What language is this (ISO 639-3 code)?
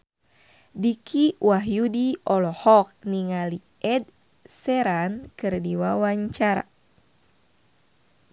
sun